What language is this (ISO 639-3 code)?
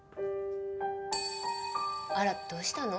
jpn